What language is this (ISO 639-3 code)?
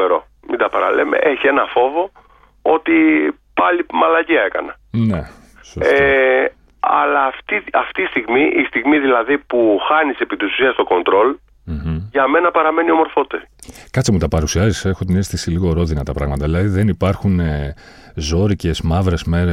ell